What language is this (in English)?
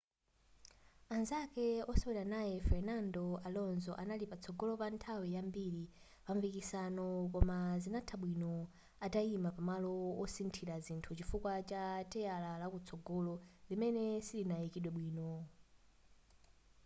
Nyanja